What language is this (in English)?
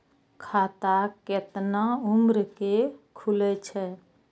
Maithili